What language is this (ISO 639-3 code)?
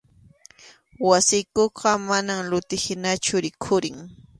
qxu